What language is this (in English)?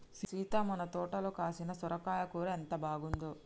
Telugu